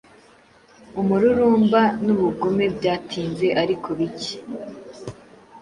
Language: Kinyarwanda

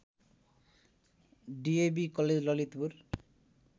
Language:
Nepali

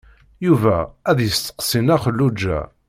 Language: Kabyle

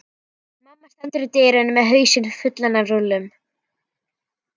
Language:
Icelandic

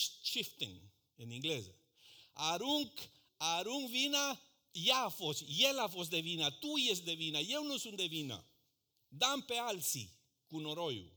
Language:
Romanian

